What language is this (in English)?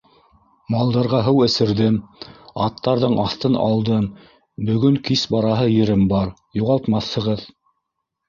Bashkir